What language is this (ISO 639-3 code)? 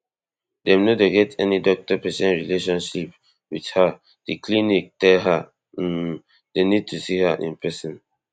pcm